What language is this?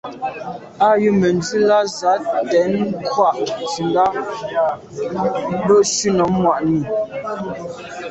Medumba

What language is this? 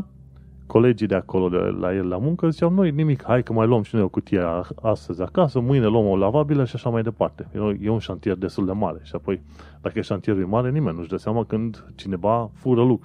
Romanian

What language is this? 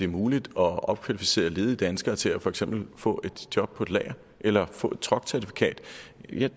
Danish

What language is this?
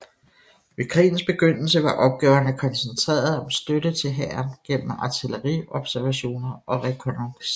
Danish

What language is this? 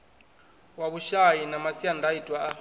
Venda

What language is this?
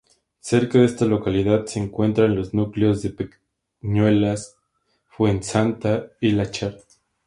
Spanish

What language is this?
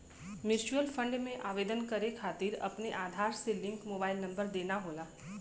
Bhojpuri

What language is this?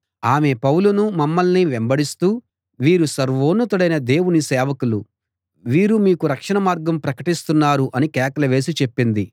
Telugu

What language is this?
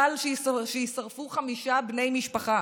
Hebrew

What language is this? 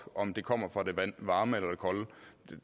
Danish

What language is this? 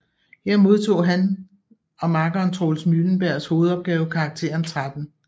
Danish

